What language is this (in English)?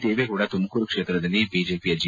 Kannada